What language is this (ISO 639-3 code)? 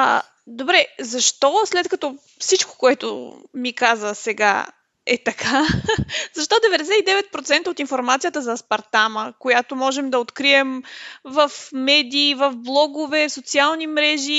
bul